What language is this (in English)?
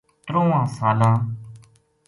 Gujari